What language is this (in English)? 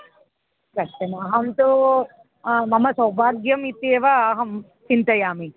Sanskrit